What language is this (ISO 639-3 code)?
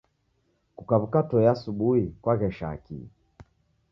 dav